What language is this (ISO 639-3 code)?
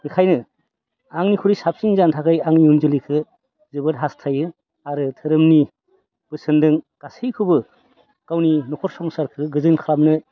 brx